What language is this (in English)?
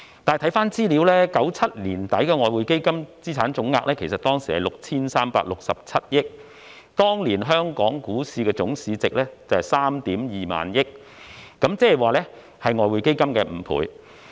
Cantonese